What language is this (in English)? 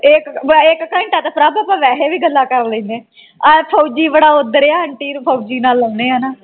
Punjabi